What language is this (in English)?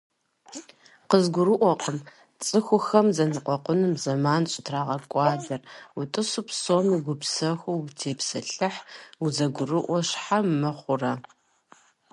Kabardian